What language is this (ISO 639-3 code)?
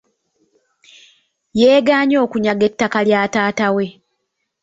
lug